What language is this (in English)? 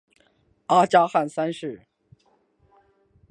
Chinese